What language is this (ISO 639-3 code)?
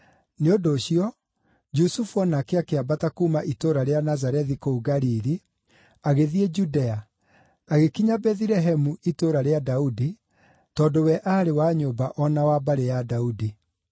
kik